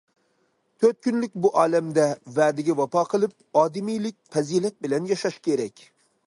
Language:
Uyghur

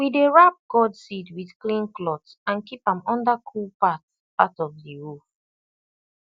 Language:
Nigerian Pidgin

